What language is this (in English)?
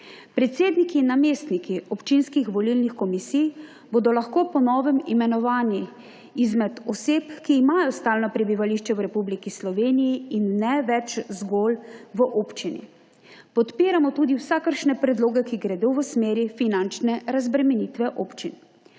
Slovenian